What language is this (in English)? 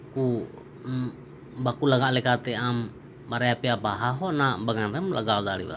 Santali